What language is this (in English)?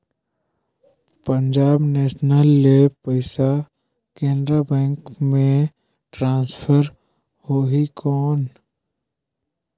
Chhattisgarhi